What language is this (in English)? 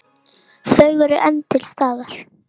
Icelandic